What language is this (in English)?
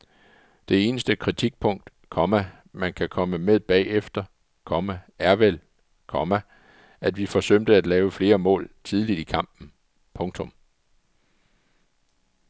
Danish